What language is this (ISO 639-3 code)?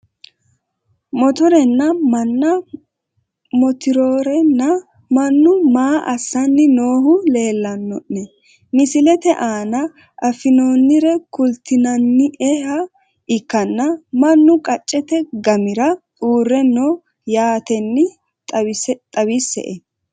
sid